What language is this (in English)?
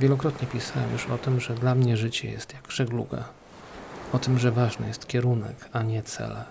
Polish